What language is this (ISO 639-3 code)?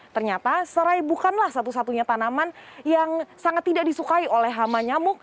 ind